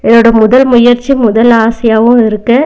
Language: Tamil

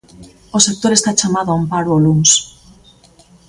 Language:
Galician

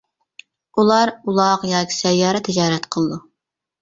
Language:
Uyghur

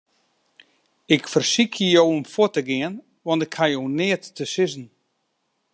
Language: Western Frisian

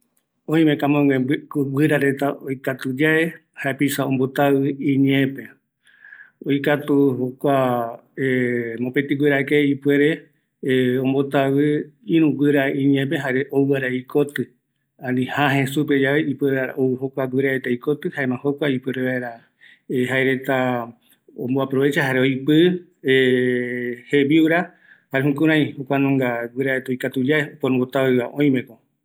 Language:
Eastern Bolivian Guaraní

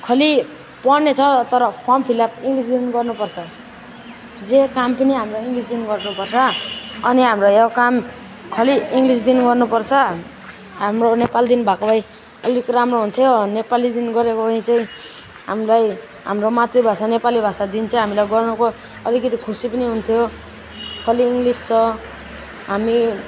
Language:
Nepali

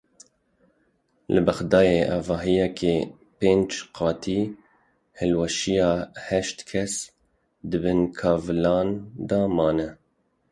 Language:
Kurdish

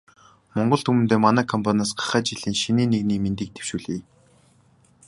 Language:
Mongolian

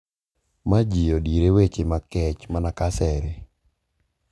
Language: Luo (Kenya and Tanzania)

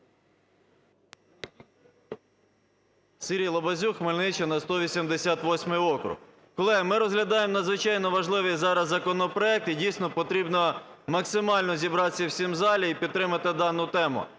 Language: Ukrainian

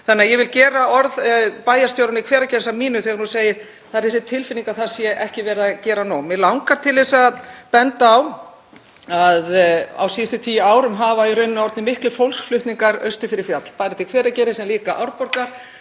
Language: Icelandic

